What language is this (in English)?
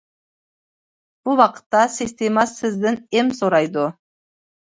Uyghur